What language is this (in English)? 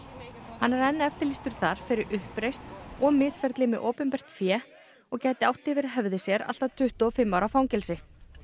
Icelandic